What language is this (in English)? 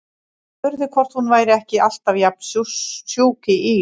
Icelandic